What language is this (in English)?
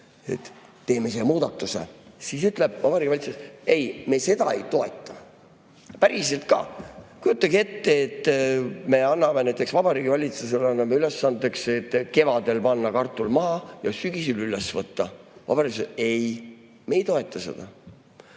Estonian